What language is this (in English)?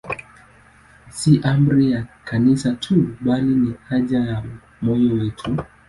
Swahili